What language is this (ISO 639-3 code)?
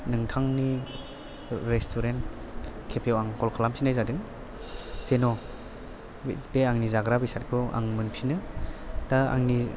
brx